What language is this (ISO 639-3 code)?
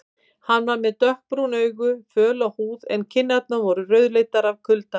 isl